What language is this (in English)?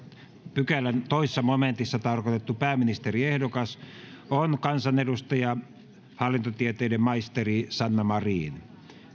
Finnish